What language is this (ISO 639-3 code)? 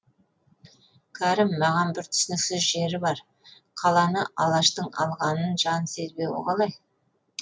kaz